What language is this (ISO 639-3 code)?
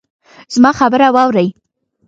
pus